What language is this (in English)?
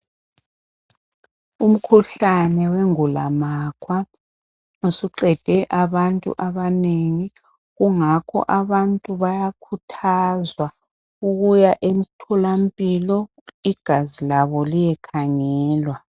North Ndebele